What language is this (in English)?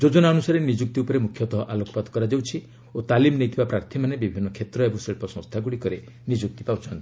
Odia